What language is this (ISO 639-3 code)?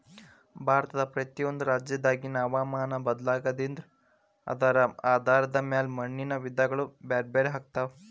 kan